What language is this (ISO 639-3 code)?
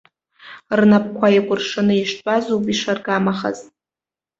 abk